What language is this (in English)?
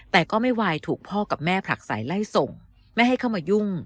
Thai